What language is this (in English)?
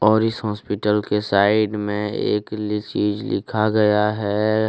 Hindi